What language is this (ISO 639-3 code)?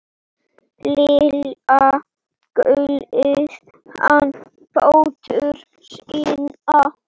isl